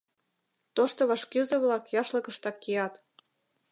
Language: Mari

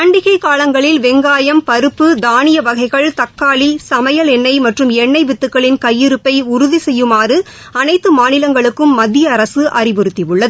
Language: Tamil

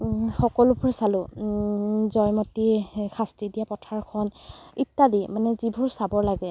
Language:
Assamese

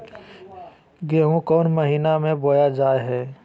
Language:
Magahi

